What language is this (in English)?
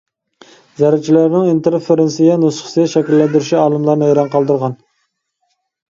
Uyghur